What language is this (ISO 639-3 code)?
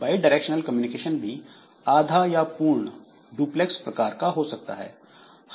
hin